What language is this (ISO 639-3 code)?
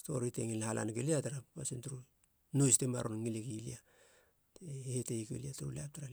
hla